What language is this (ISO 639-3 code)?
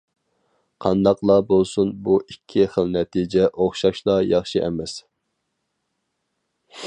uig